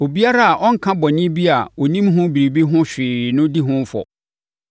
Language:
Akan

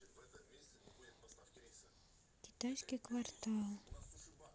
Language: Russian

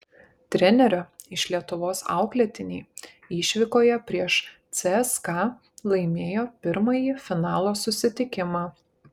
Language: Lithuanian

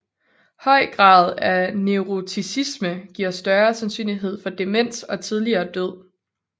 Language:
Danish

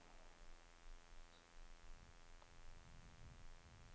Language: Norwegian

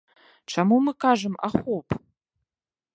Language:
Belarusian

